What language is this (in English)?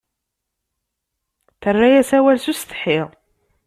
Kabyle